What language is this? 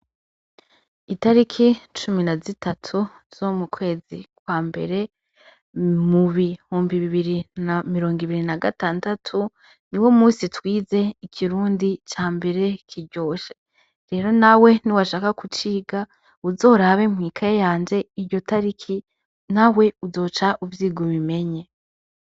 Rundi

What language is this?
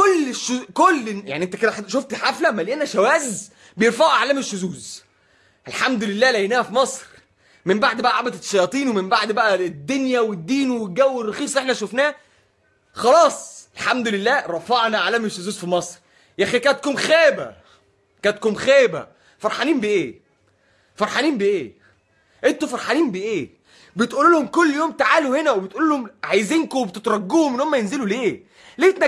Arabic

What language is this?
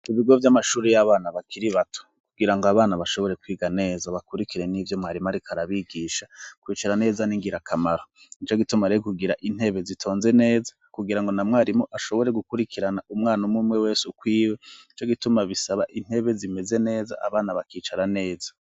Rundi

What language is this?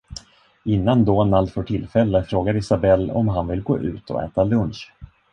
Swedish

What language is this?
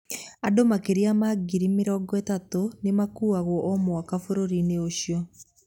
Kikuyu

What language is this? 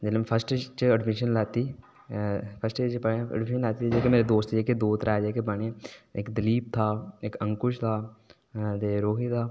Dogri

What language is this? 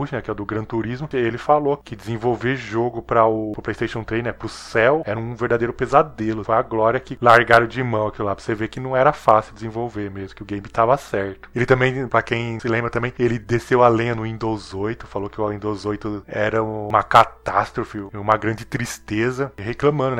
Portuguese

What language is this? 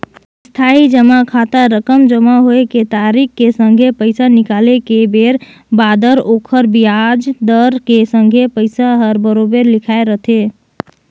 Chhattisgarhi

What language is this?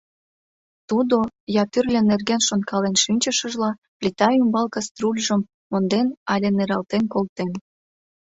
Mari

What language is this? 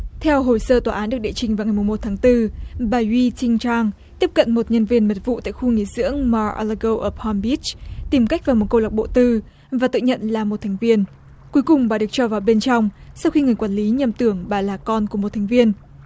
Vietnamese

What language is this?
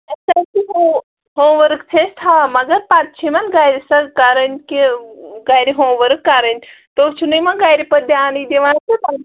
Kashmiri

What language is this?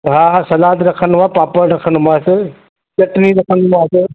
Sindhi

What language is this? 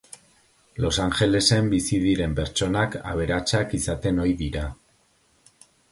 Basque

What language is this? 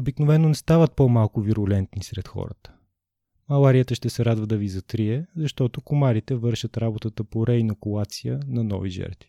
Bulgarian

